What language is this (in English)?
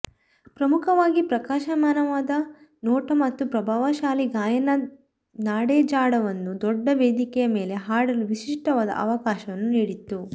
Kannada